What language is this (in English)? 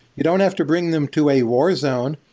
English